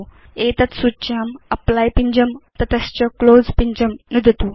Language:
Sanskrit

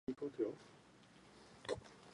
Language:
Czech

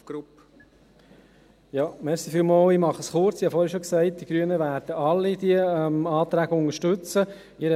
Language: Swiss German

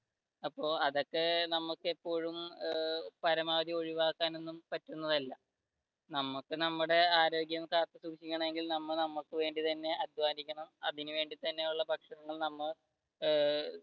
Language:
Malayalam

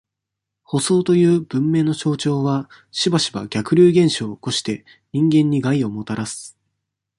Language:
Japanese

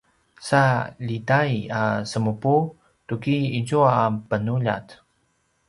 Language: Paiwan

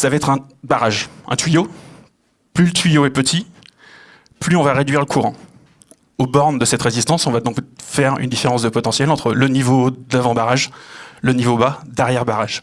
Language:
French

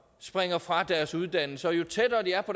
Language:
Danish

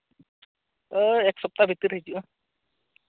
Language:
Santali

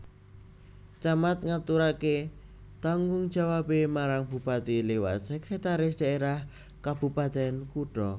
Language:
Javanese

